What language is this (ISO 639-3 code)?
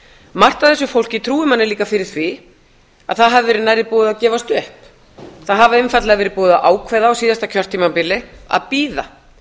isl